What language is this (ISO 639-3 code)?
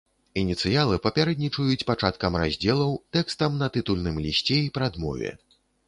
bel